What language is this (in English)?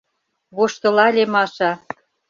Mari